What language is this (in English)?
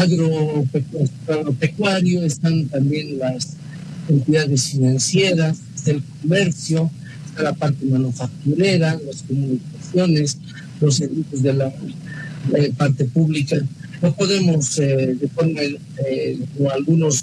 Spanish